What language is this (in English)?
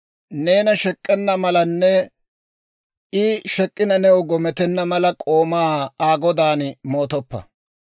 Dawro